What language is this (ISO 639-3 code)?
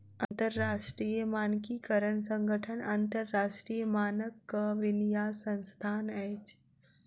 mai